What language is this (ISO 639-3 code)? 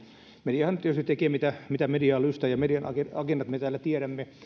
fin